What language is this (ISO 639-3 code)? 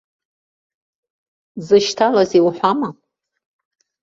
abk